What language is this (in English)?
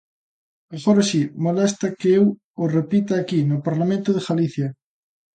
Galician